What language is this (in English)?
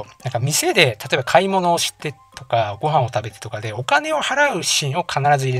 Japanese